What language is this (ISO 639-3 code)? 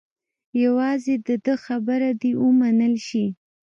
pus